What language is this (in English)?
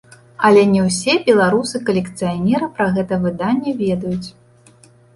Belarusian